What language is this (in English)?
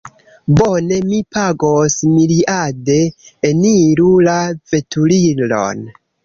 Esperanto